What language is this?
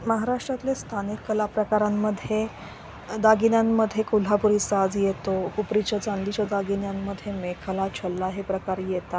Marathi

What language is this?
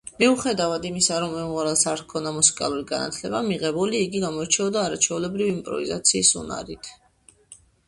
Georgian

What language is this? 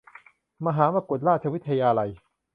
Thai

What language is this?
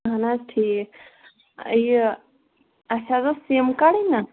Kashmiri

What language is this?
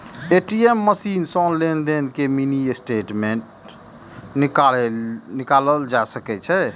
Maithili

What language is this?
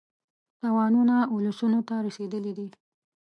Pashto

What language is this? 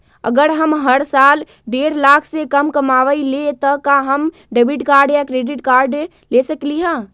Magahi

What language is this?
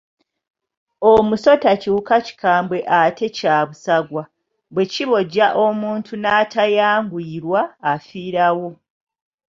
Ganda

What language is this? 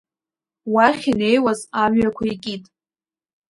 Abkhazian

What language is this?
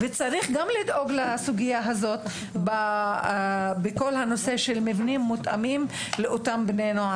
Hebrew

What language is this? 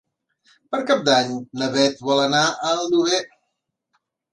Catalan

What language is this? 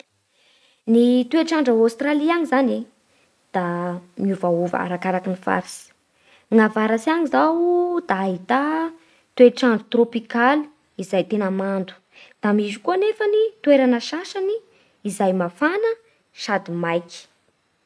Bara Malagasy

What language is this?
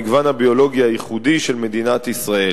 Hebrew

